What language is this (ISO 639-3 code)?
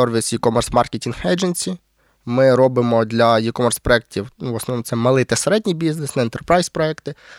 ukr